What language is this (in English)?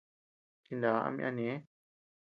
Tepeuxila Cuicatec